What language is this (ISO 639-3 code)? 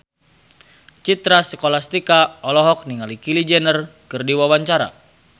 sun